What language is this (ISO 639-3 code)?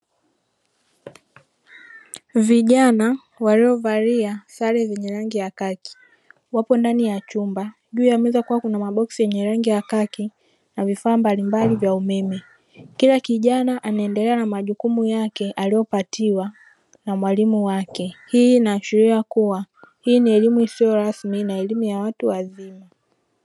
swa